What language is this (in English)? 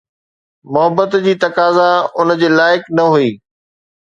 Sindhi